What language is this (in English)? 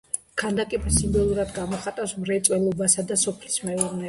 Georgian